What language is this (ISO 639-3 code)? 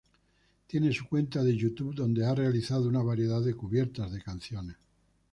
spa